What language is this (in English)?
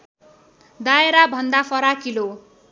Nepali